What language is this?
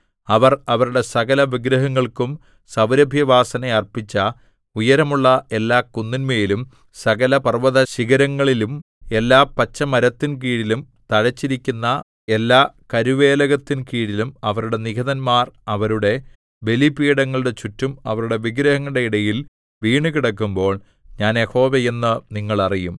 Malayalam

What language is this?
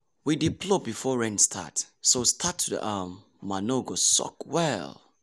Nigerian Pidgin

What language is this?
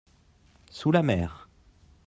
French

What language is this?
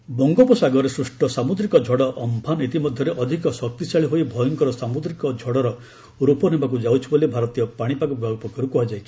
Odia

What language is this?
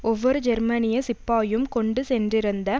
Tamil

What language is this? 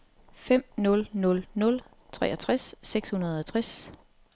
Danish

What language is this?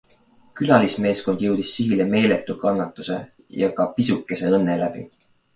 Estonian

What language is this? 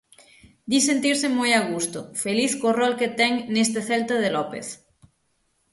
Galician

